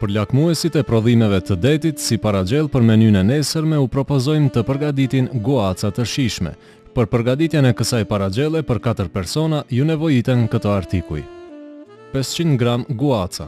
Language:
Lithuanian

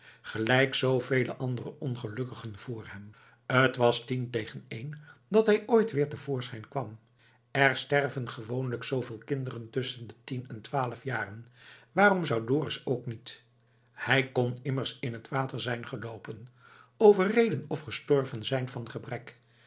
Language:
Dutch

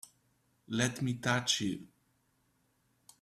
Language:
English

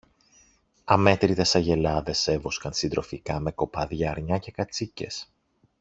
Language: Greek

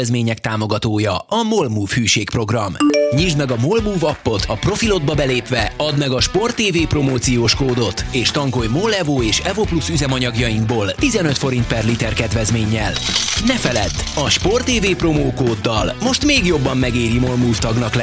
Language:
Hungarian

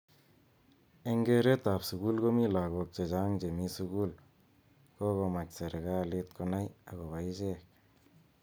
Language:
Kalenjin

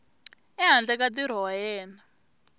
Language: Tsonga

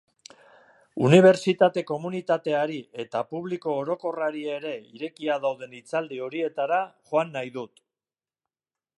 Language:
Basque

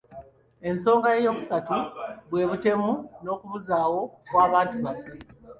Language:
Ganda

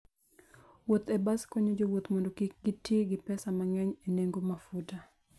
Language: Luo (Kenya and Tanzania)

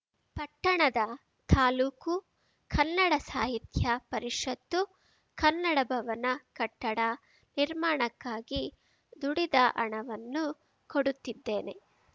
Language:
Kannada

